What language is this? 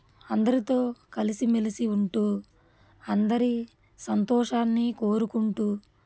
Telugu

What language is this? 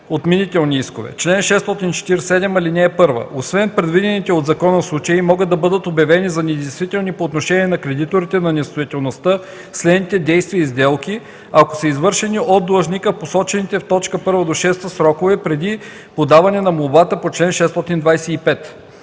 Bulgarian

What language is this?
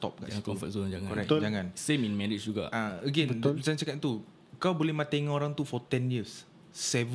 Malay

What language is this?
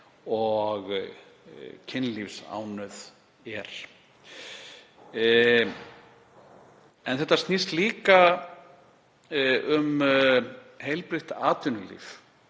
Icelandic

